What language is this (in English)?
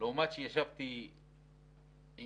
Hebrew